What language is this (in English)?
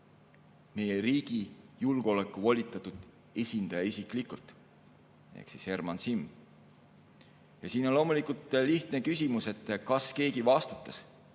Estonian